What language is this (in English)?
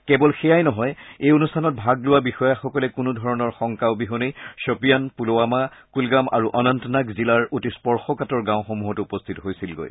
Assamese